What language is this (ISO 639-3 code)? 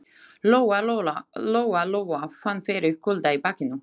isl